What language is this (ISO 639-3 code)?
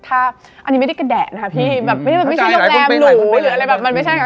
tha